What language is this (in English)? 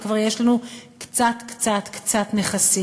Hebrew